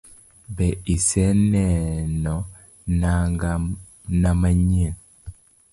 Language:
Luo (Kenya and Tanzania)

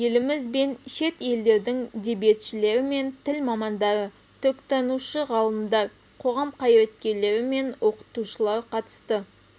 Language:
Kazakh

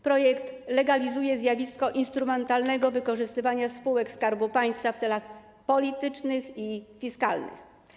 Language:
Polish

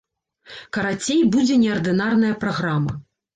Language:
Belarusian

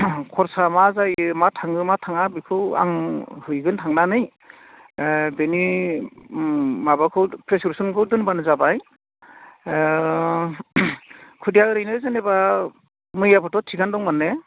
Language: Bodo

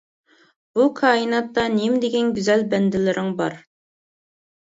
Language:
Uyghur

